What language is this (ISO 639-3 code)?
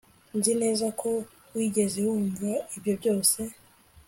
kin